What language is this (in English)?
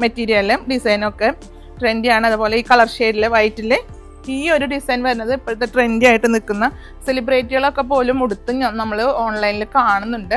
Malayalam